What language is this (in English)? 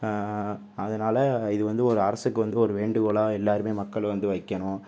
Tamil